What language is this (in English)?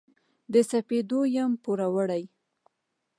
Pashto